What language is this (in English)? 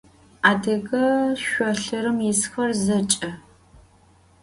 Adyghe